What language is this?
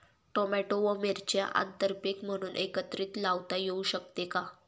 Marathi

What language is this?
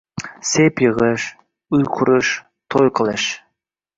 Uzbek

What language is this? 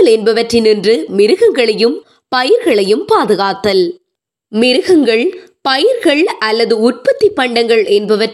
Tamil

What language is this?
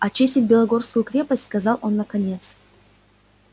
Russian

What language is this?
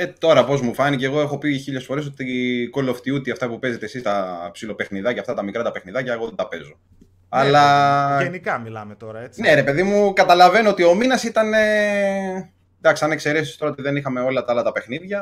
Greek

